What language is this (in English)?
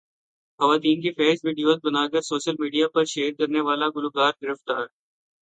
Urdu